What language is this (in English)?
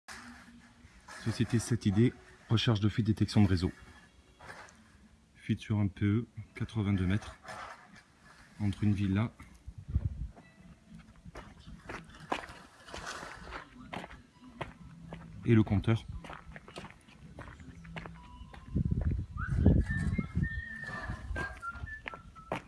French